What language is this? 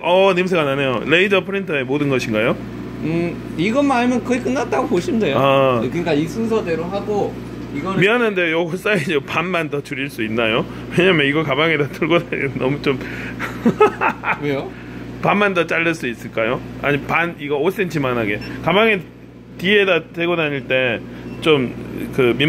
Korean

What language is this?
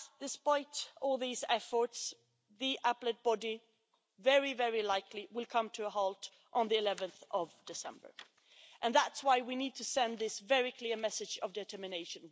English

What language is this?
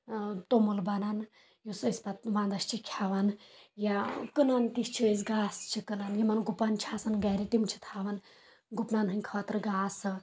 Kashmiri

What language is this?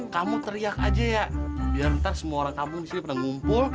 Indonesian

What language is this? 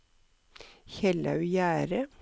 Norwegian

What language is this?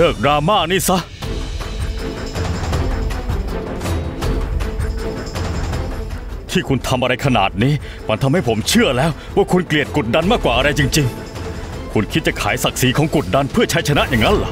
Thai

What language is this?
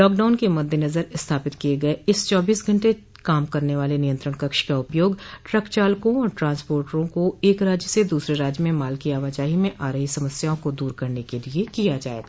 Hindi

